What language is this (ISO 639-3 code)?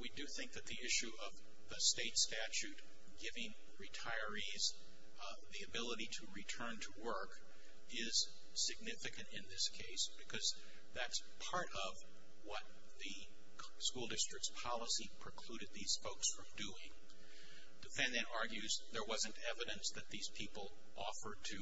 eng